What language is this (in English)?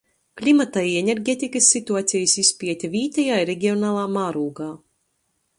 Latgalian